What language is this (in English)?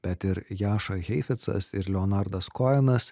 Lithuanian